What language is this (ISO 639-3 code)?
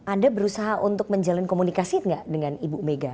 ind